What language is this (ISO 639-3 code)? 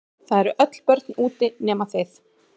isl